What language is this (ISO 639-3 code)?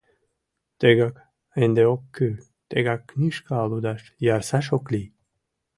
chm